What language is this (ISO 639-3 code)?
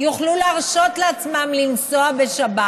heb